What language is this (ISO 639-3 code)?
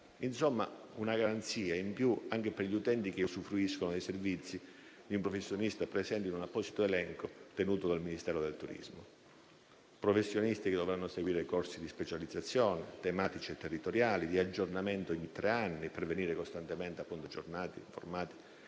ita